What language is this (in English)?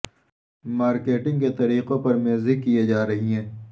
Urdu